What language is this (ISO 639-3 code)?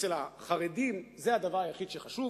heb